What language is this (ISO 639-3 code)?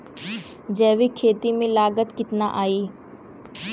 bho